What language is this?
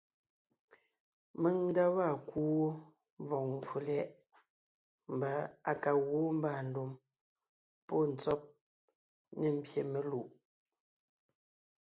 Ngiemboon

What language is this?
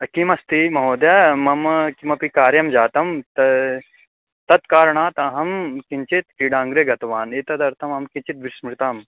Sanskrit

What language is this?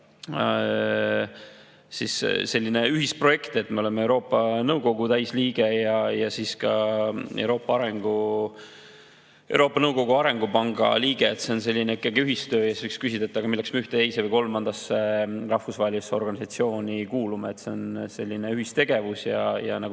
Estonian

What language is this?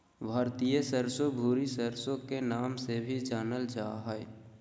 Magahi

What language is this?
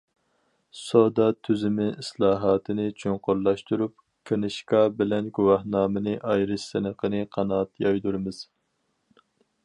Uyghur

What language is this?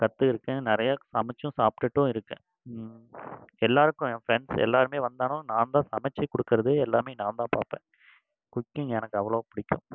Tamil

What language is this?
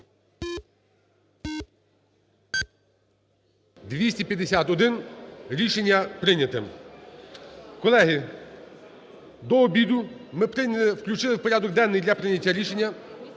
Ukrainian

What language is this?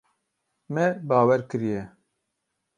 Kurdish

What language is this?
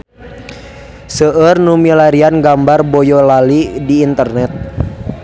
Sundanese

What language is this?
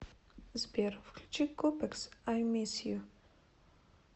Russian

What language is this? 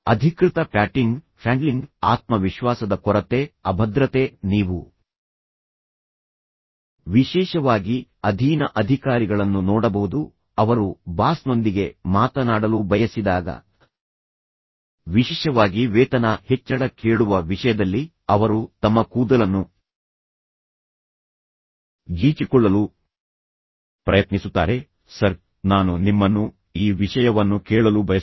Kannada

